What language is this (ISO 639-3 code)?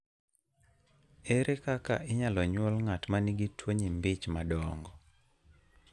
luo